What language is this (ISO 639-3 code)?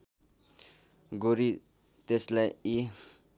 nep